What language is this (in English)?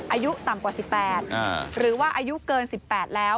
Thai